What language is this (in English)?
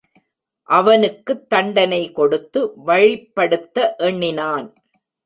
Tamil